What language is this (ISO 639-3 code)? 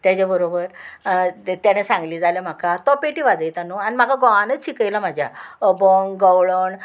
kok